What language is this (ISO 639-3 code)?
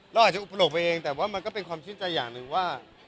tha